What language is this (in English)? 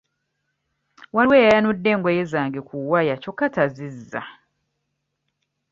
Ganda